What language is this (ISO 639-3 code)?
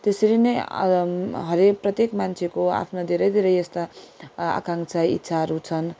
nep